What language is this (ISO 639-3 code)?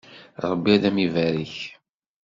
kab